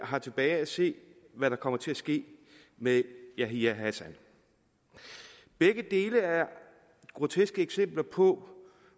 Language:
Danish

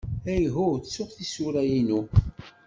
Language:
Kabyle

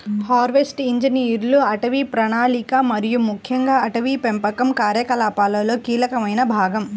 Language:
Telugu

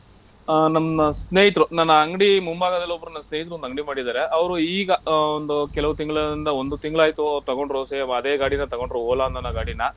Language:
Kannada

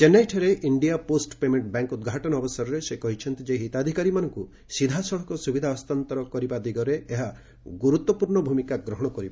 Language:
Odia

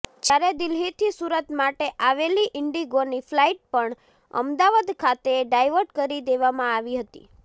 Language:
Gujarati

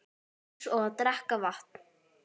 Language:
Icelandic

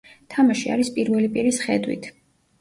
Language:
Georgian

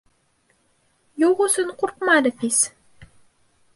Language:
Bashkir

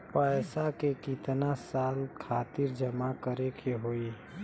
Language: Bhojpuri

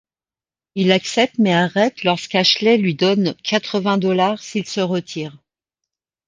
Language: French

